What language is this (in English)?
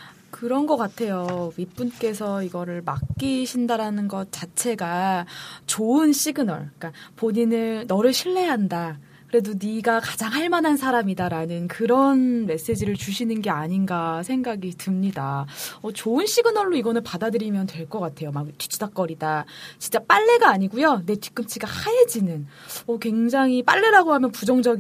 Korean